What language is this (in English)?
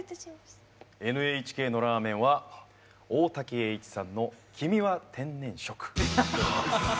Japanese